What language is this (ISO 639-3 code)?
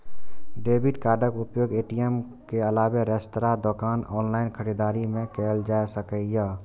mai